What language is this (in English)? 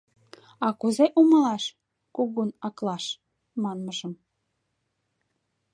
Mari